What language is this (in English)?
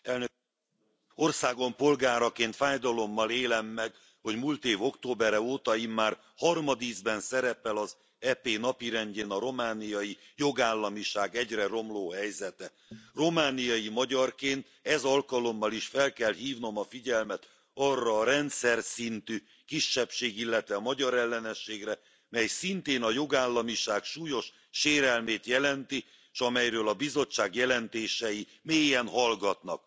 Hungarian